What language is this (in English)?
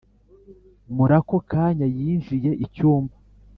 Kinyarwanda